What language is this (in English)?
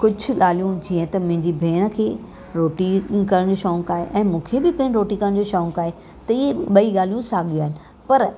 Sindhi